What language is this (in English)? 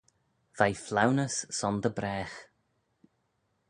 Manx